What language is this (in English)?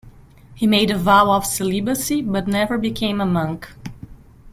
English